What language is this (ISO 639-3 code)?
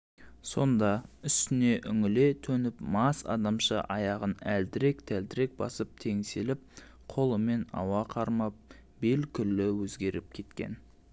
kaz